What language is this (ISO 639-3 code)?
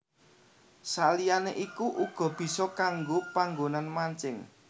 jav